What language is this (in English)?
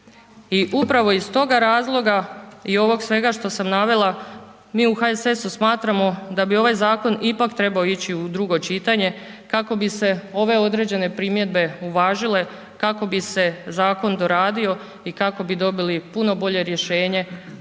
Croatian